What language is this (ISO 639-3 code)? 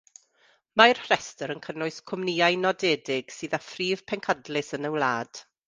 cym